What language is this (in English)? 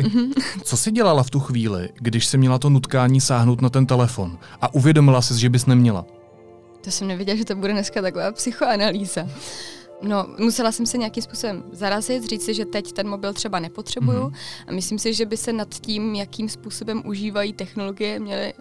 Czech